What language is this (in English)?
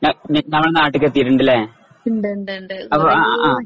Malayalam